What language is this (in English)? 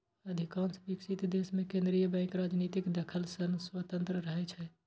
Maithili